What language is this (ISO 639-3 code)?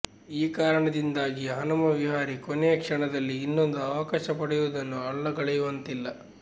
kan